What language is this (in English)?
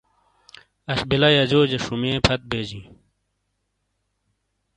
Shina